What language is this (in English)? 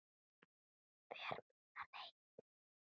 Icelandic